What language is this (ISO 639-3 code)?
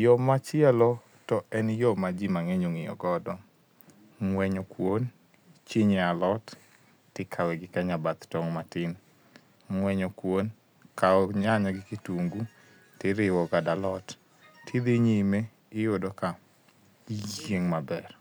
luo